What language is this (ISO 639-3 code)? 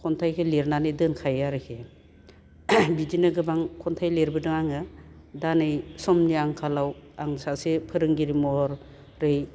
brx